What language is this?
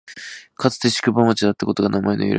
Japanese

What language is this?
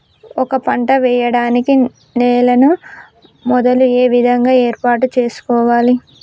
Telugu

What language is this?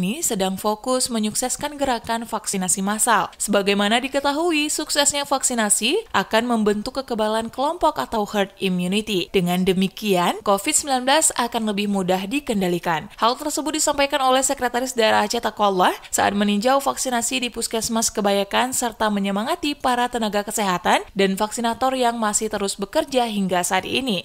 Indonesian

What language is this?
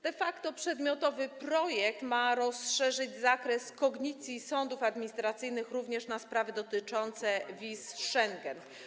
Polish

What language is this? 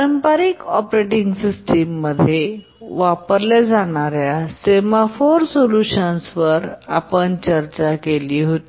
Marathi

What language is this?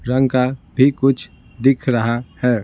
Hindi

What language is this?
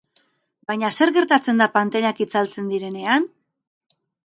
Basque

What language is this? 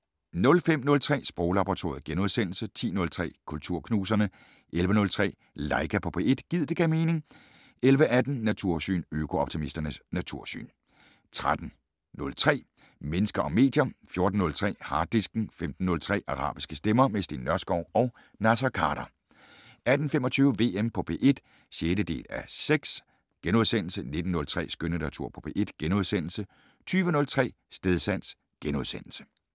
Danish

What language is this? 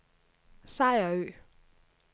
Danish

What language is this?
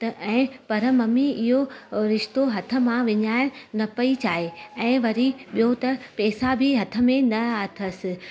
Sindhi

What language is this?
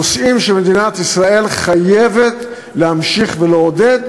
Hebrew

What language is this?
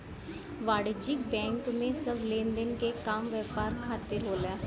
Bhojpuri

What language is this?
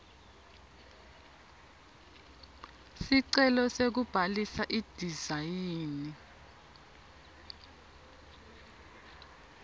Swati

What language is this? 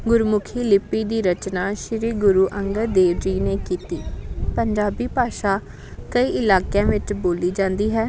Punjabi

